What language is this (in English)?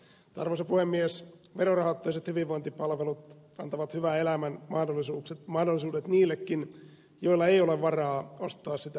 Finnish